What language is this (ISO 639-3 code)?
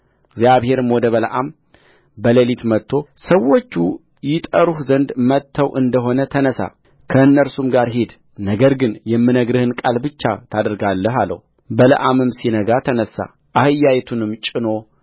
amh